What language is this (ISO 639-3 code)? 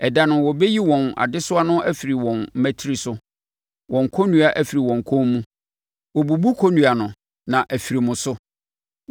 aka